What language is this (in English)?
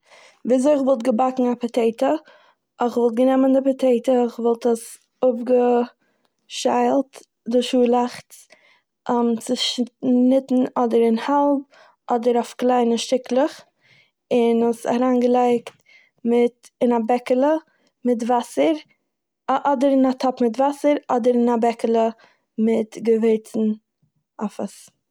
Yiddish